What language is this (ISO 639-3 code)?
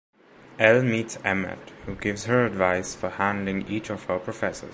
eng